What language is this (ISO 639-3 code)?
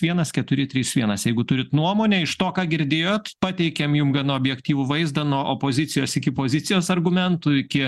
lit